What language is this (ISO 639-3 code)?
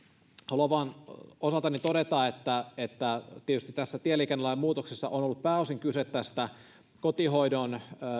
fin